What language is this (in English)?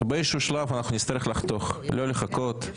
Hebrew